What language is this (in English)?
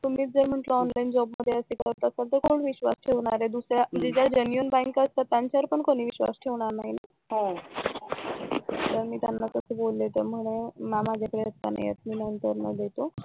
Marathi